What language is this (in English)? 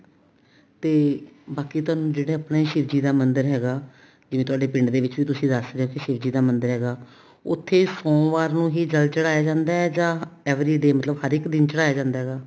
Punjabi